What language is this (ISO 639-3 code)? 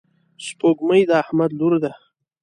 pus